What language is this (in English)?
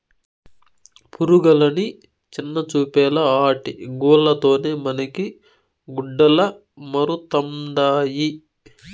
Telugu